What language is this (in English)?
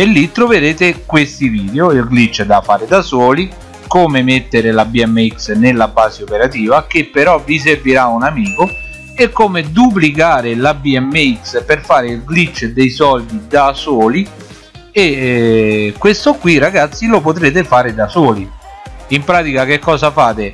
Italian